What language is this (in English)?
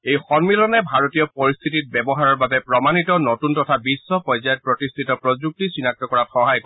Assamese